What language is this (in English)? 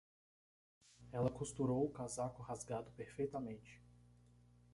Portuguese